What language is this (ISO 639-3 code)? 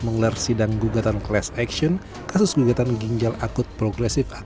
ind